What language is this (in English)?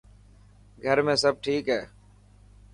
Dhatki